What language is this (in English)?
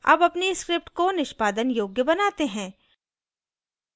Hindi